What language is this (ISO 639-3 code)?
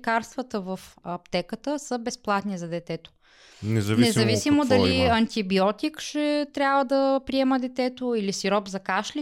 bul